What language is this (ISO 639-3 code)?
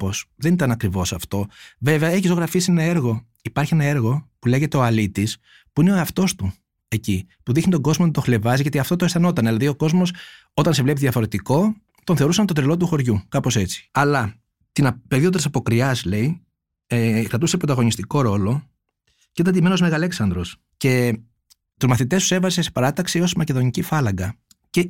ell